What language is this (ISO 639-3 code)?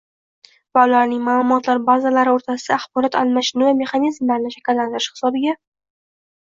uzb